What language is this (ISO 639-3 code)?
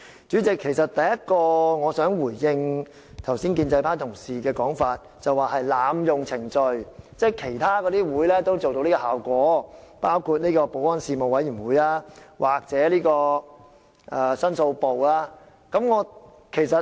yue